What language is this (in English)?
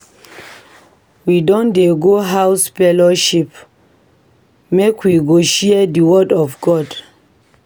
Nigerian Pidgin